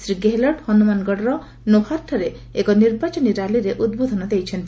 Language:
Odia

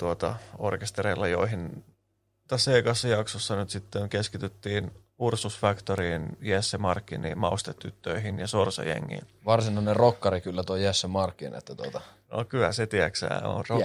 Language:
Finnish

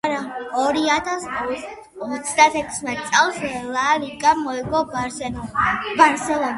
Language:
Georgian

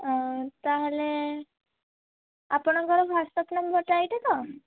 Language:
Odia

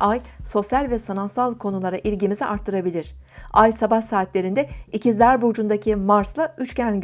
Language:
Turkish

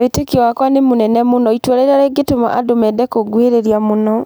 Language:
Kikuyu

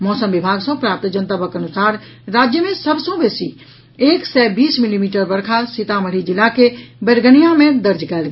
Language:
Maithili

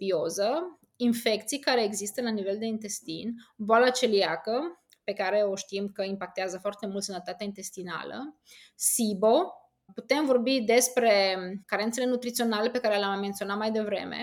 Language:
Romanian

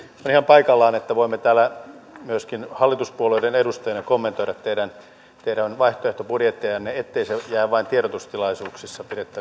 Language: Finnish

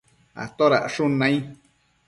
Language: Matsés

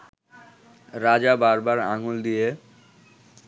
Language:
Bangla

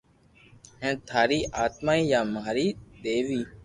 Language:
Loarki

